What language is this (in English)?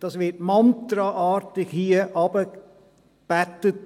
Swiss German